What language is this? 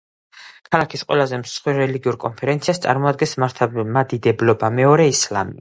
Georgian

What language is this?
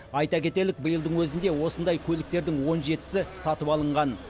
Kazakh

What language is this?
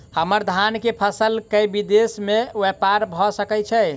Maithili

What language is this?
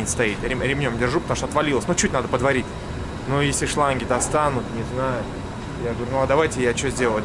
Russian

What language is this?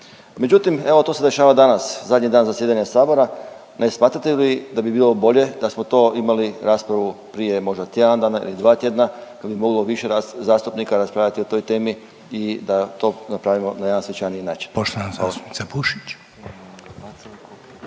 Croatian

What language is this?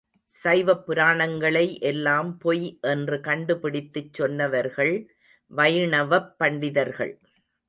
Tamil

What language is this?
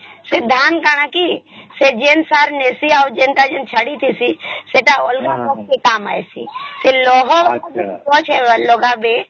Odia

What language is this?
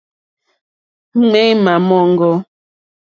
Mokpwe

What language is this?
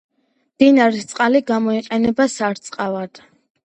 Georgian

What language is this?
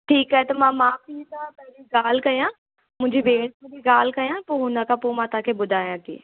Sindhi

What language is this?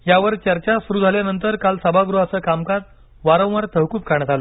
Marathi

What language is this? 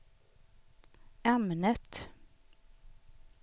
Swedish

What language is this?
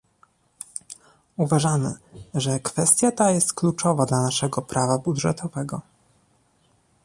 Polish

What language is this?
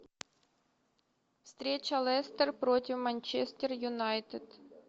Russian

